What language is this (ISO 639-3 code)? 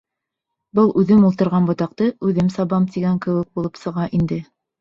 bak